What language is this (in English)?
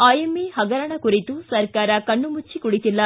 Kannada